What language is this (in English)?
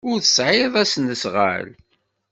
Kabyle